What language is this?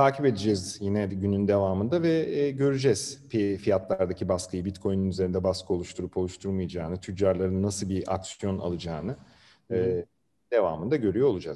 Turkish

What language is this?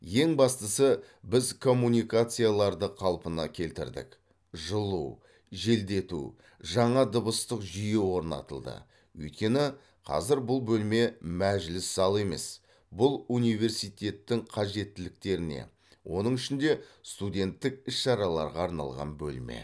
Kazakh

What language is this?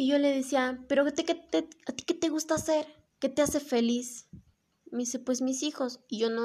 Spanish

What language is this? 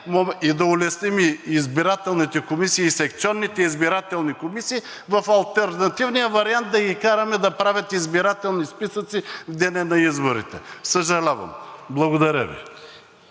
Bulgarian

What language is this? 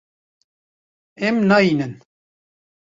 Kurdish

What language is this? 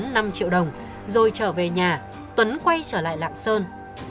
Vietnamese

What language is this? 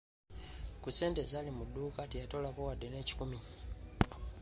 Ganda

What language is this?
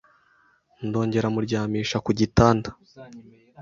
Kinyarwanda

